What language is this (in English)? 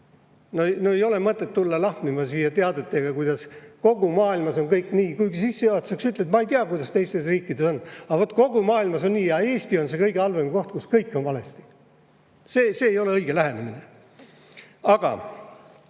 Estonian